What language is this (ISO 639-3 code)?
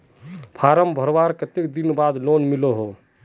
mag